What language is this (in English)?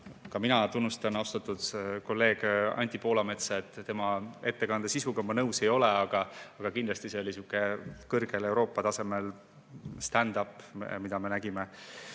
Estonian